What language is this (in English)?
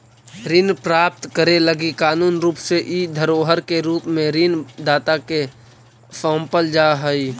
Magahi